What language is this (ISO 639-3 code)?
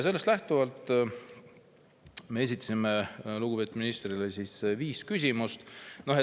est